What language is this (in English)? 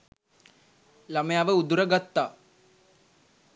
Sinhala